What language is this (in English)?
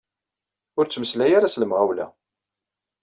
Kabyle